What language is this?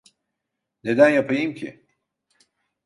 Turkish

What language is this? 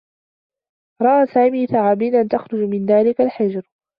Arabic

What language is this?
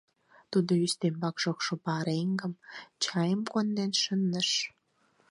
Mari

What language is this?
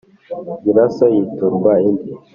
Kinyarwanda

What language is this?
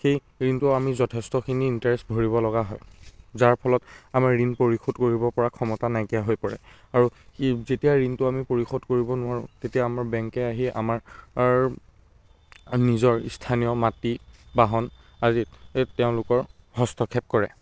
Assamese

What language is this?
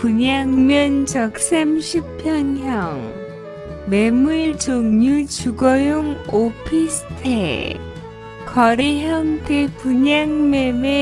Korean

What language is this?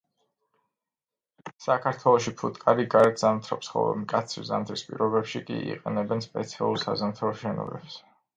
Georgian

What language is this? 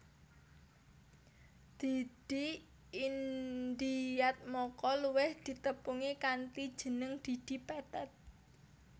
Javanese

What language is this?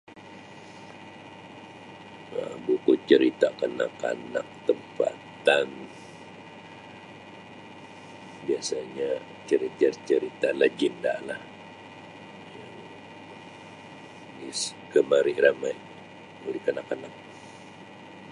Sabah Malay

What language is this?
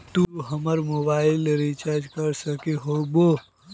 Magahi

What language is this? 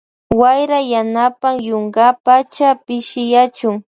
Loja Highland Quichua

